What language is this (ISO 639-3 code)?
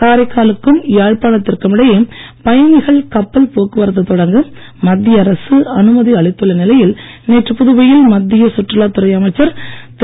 tam